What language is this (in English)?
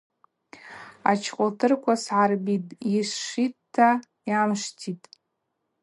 Abaza